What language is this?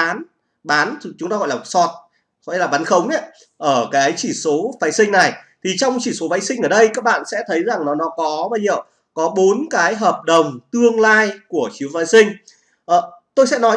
Vietnamese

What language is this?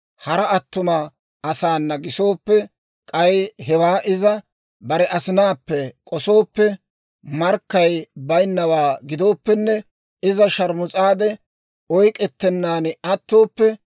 Dawro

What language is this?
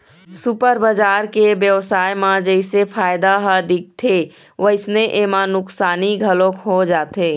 Chhattisgarhi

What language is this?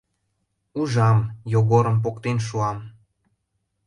Mari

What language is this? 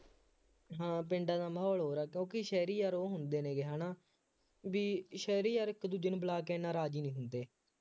Punjabi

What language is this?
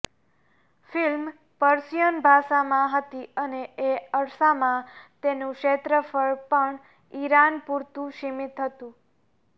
Gujarati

